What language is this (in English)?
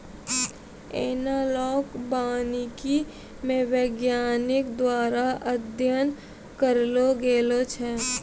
Maithili